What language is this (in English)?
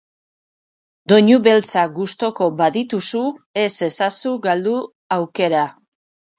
Basque